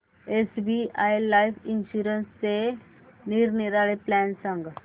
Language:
Marathi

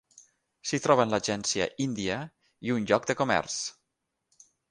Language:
Catalan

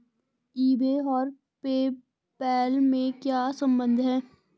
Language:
Hindi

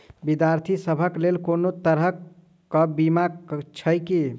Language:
Maithili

